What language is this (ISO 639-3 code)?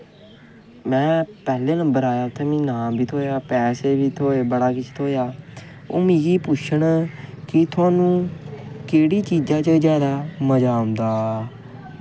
doi